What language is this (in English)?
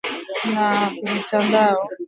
Swahili